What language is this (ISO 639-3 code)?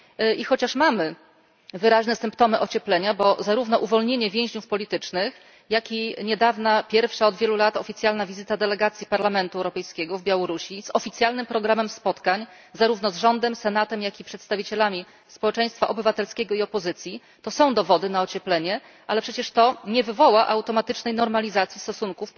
pol